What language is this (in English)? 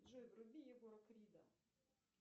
Russian